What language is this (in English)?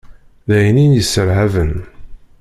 Kabyle